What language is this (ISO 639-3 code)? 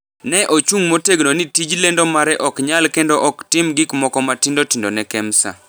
luo